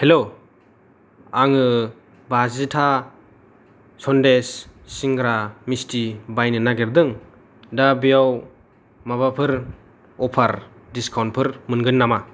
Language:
Bodo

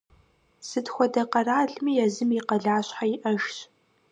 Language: Kabardian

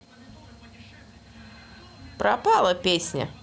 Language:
Russian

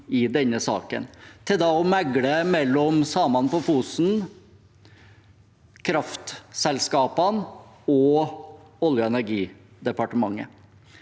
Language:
Norwegian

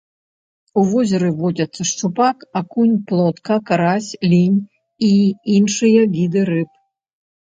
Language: Belarusian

